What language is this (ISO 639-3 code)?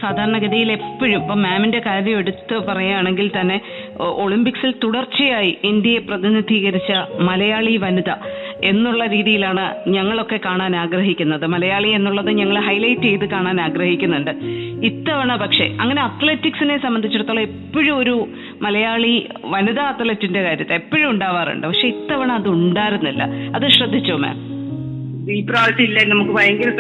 mal